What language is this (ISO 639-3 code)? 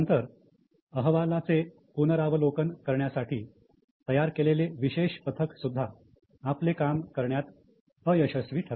mar